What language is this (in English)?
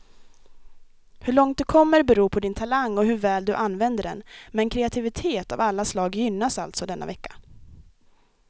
Swedish